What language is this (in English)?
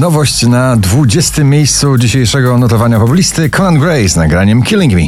Polish